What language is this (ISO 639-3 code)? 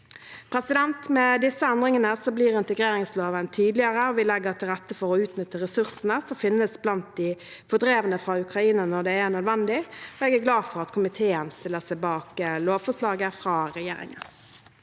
nor